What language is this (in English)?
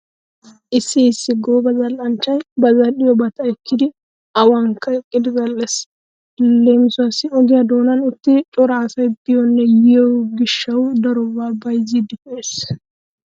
Wolaytta